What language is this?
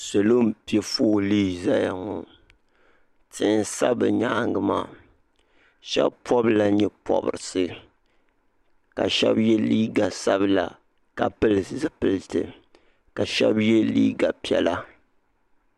Dagbani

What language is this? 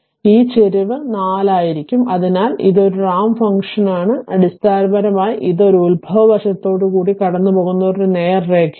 Malayalam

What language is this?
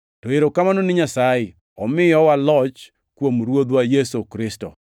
Luo (Kenya and Tanzania)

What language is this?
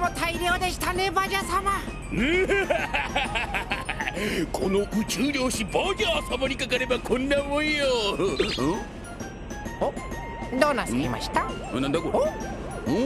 Japanese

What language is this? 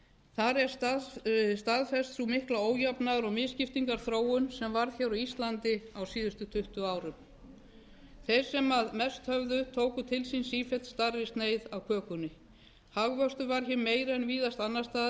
Icelandic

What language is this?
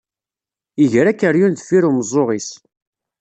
Kabyle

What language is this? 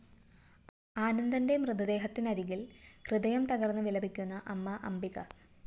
Malayalam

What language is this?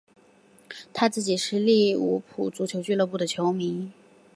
Chinese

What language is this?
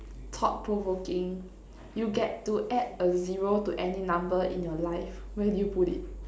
English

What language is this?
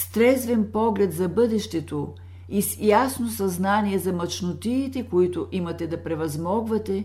Bulgarian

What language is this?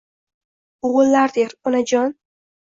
Uzbek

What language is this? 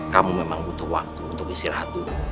Indonesian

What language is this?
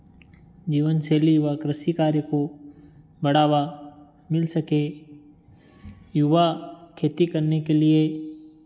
Hindi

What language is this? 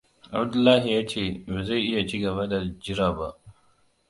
Hausa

